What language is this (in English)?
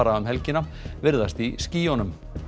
Icelandic